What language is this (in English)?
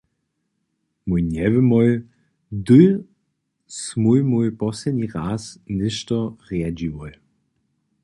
Upper Sorbian